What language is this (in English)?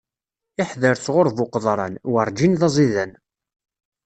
Kabyle